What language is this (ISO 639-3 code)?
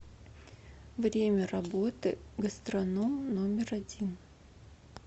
rus